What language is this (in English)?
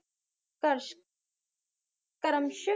Punjabi